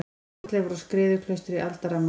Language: Icelandic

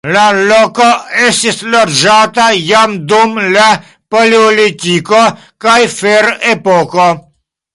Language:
Esperanto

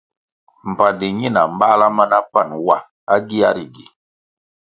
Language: Kwasio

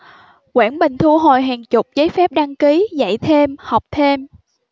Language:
Vietnamese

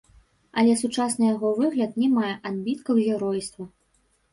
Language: Belarusian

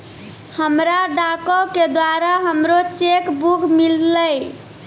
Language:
Maithili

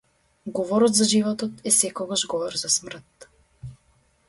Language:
Macedonian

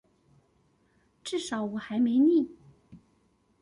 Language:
Chinese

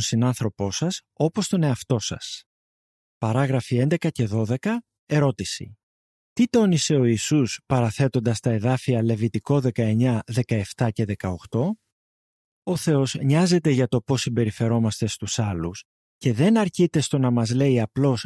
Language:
Greek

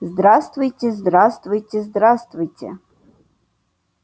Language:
Russian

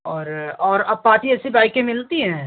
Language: Hindi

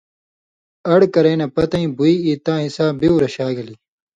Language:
Indus Kohistani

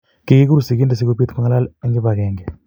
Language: Kalenjin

